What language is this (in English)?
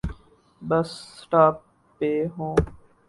Urdu